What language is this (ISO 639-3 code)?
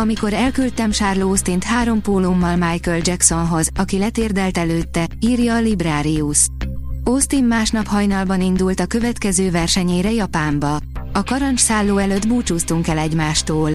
hun